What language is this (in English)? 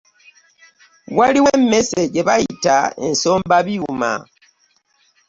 Ganda